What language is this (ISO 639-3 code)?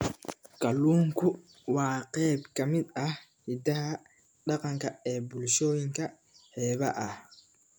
som